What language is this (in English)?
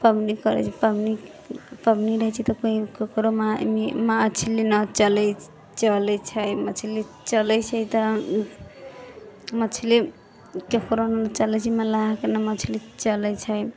Maithili